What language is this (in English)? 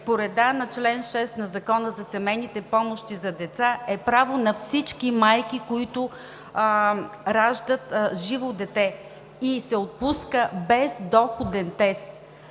Bulgarian